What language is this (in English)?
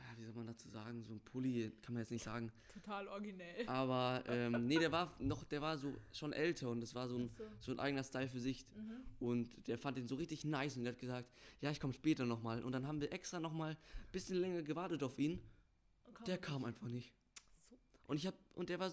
German